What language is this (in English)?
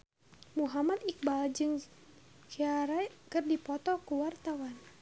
Sundanese